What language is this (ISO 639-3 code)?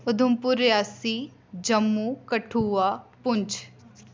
doi